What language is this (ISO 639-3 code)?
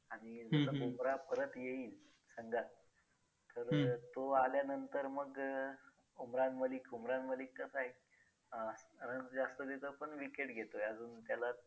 mar